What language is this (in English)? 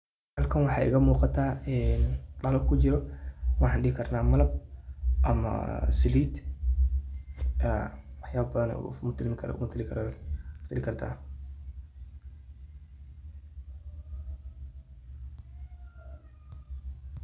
Somali